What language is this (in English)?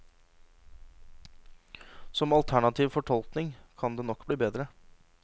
Norwegian